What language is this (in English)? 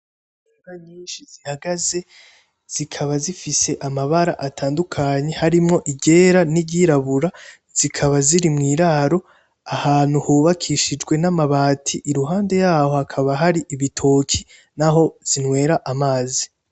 Rundi